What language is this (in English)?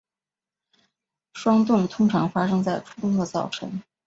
Chinese